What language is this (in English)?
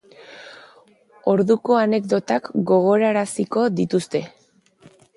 Basque